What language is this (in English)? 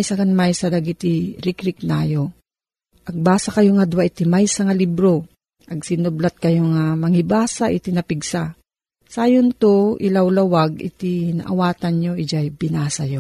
Filipino